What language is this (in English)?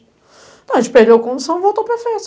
Portuguese